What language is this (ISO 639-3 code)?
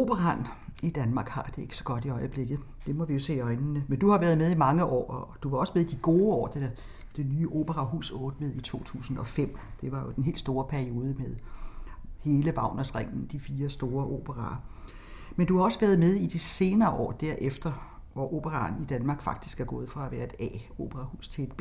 dan